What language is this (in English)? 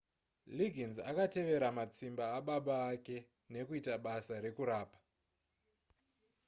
Shona